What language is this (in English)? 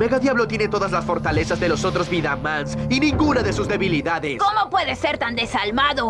Spanish